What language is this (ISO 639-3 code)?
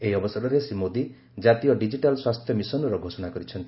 ori